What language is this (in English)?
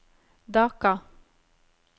Norwegian